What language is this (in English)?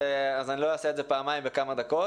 Hebrew